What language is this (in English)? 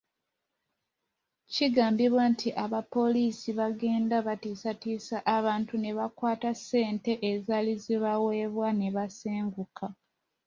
Ganda